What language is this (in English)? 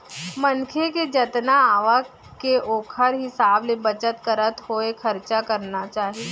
Chhattisgarhi